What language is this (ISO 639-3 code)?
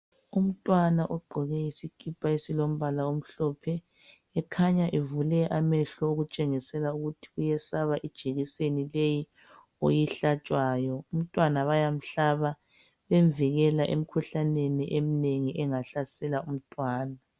nde